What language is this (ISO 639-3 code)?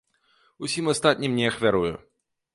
bel